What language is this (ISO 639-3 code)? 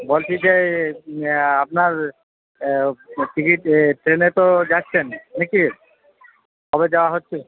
ben